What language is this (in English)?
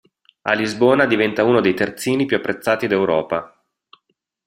Italian